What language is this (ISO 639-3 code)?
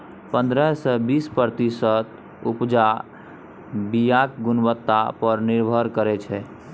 mai